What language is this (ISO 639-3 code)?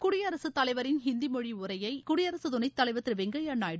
tam